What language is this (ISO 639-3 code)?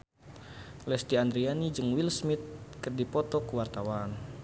sun